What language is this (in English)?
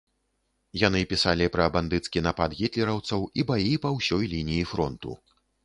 Belarusian